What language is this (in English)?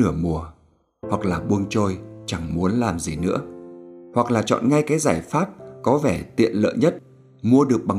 Vietnamese